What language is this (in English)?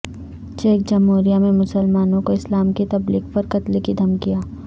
Urdu